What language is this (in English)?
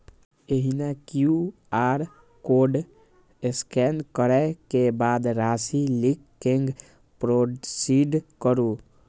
Maithili